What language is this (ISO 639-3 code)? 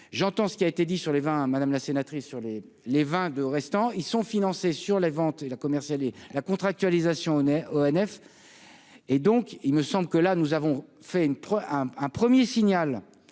fra